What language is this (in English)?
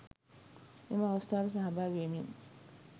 Sinhala